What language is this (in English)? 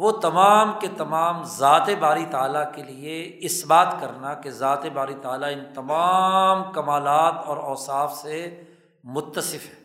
Urdu